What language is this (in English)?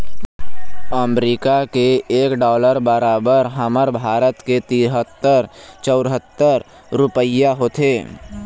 Chhattisgarhi